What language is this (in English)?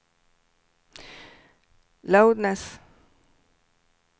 Swedish